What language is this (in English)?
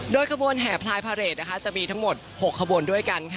Thai